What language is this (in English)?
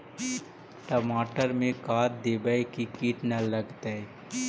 Magahi